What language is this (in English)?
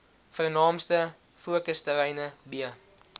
Afrikaans